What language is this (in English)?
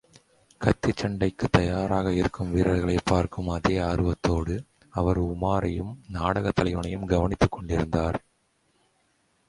Tamil